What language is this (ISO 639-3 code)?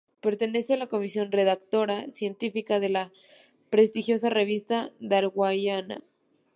spa